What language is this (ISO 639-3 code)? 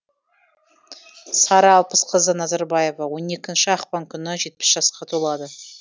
kaz